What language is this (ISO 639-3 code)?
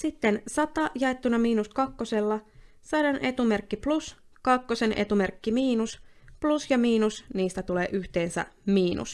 fin